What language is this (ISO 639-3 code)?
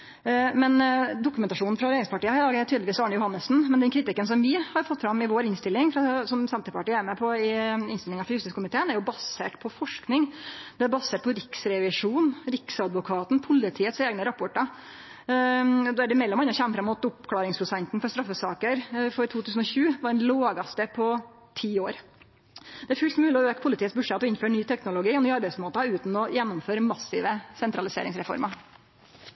nno